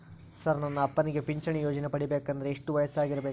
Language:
Kannada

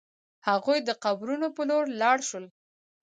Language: Pashto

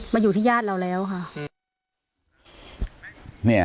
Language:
Thai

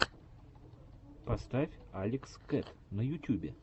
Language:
Russian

